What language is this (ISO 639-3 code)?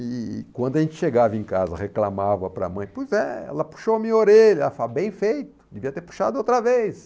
por